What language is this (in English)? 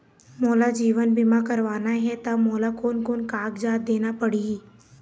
Chhattisgarhi